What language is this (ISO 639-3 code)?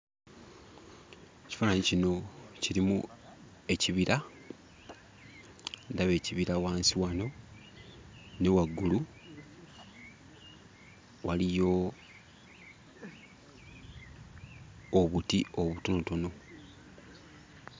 lug